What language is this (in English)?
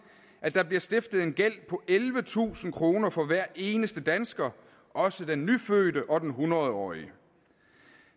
Danish